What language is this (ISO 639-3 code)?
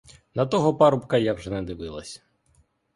ukr